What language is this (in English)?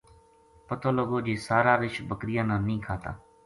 Gujari